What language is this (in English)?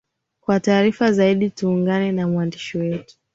Swahili